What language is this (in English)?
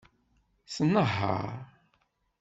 Kabyle